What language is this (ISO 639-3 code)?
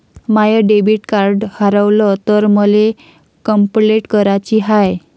mar